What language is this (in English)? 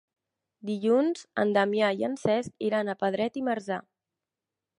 Catalan